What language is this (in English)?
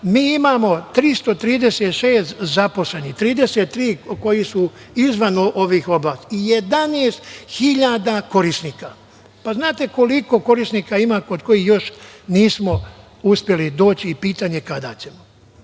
Serbian